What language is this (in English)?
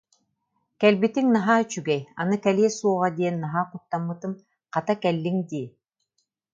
Yakut